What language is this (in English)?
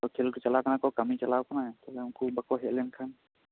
Santali